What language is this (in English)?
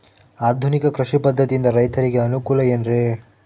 Kannada